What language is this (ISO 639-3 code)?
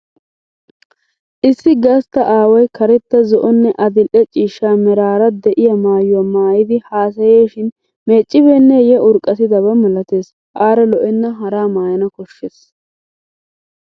wal